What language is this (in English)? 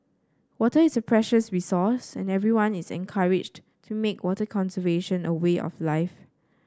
English